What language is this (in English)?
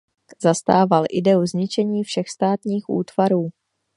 Czech